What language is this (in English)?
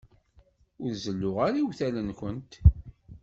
Kabyle